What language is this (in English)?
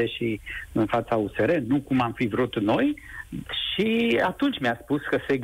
Romanian